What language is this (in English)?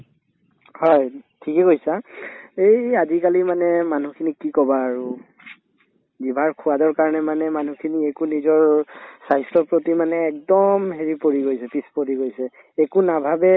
Assamese